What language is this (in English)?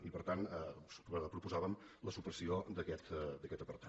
Catalan